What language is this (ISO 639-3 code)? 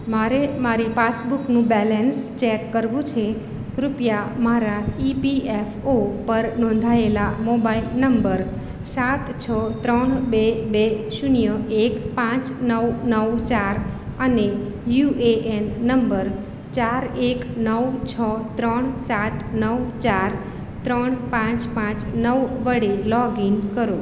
guj